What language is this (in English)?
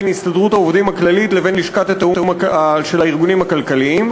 Hebrew